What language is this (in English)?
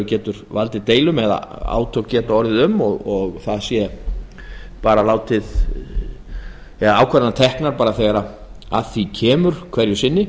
Icelandic